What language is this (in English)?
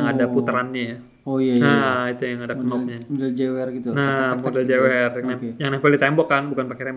Indonesian